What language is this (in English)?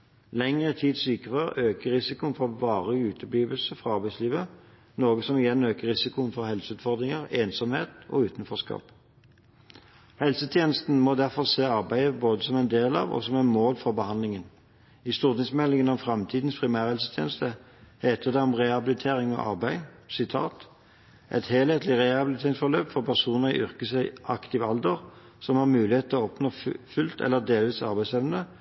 Norwegian Bokmål